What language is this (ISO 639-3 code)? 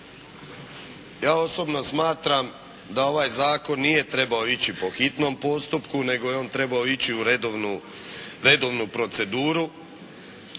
hrv